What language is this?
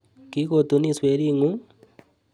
Kalenjin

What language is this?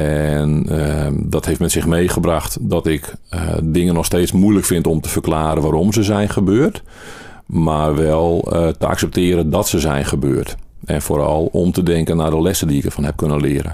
Dutch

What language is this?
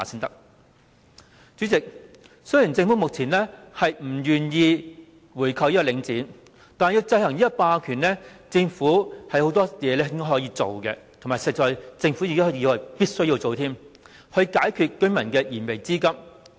Cantonese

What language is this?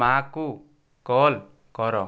Odia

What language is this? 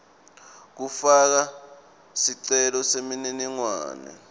Swati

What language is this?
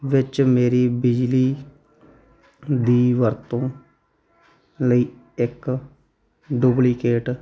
Punjabi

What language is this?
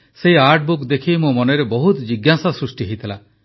Odia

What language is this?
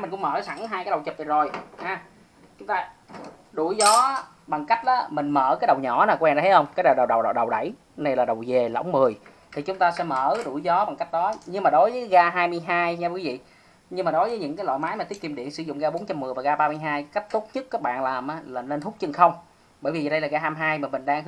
Vietnamese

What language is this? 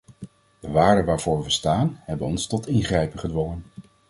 Dutch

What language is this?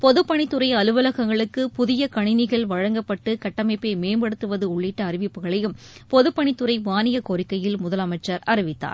Tamil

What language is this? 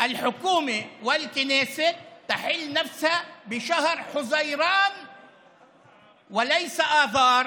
Hebrew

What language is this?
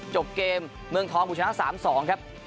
Thai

